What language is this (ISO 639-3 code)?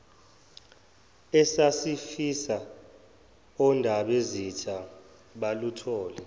zul